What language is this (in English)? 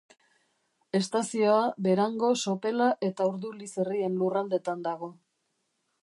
Basque